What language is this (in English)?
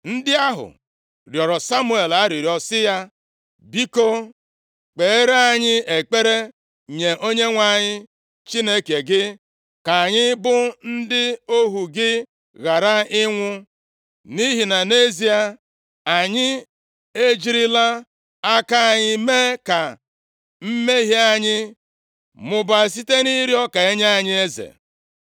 Igbo